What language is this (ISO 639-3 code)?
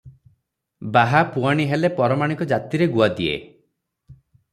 ori